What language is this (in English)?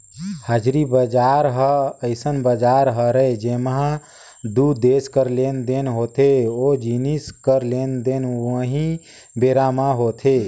Chhattisgarhi